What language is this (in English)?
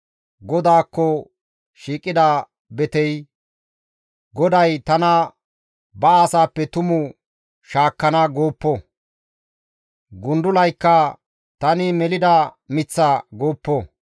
Gamo